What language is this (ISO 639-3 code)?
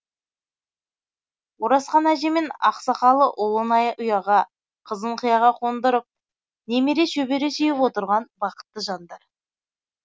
kaz